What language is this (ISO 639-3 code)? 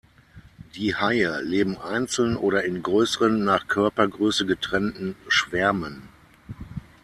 deu